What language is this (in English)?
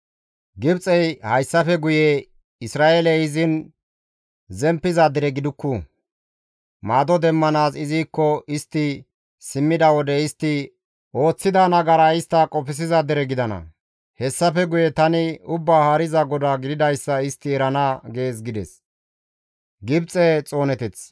Gamo